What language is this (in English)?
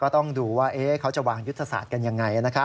Thai